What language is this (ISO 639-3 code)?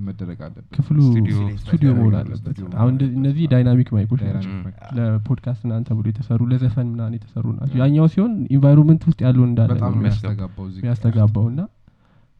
amh